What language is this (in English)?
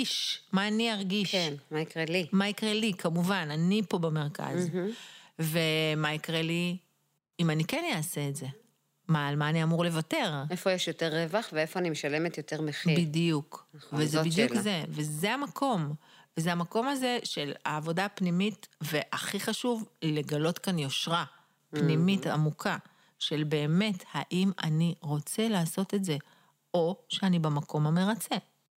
Hebrew